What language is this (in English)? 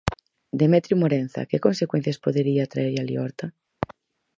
Galician